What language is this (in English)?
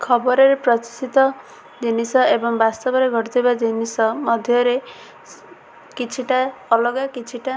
Odia